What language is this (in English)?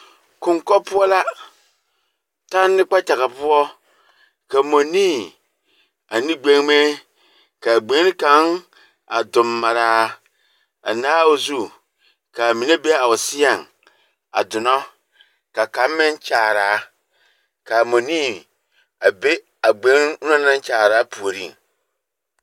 Southern Dagaare